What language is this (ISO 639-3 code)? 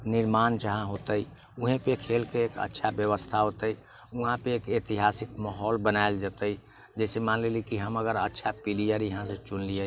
mai